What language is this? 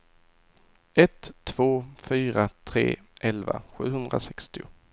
Swedish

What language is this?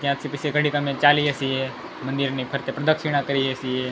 Gujarati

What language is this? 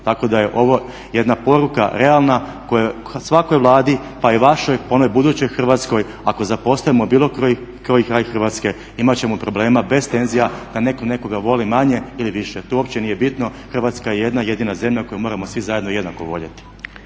Croatian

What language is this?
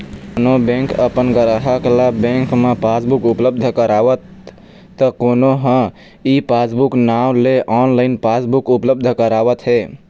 Chhattisgarhi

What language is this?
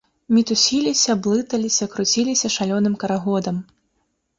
Belarusian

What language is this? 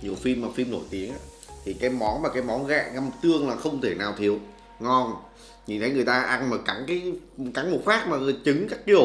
Vietnamese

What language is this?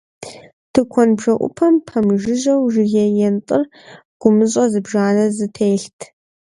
Kabardian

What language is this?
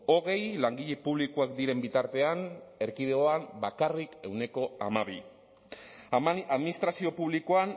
Basque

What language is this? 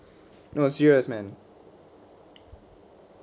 English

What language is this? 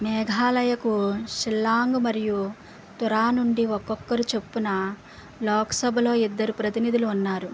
Telugu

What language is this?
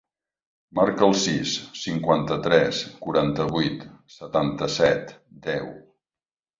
Catalan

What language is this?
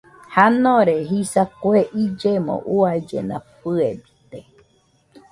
Nüpode Huitoto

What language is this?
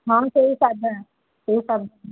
Odia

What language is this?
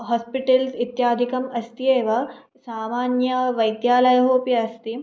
Sanskrit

